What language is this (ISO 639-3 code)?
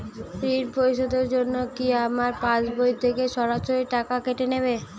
ben